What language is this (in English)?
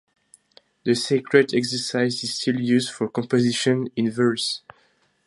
English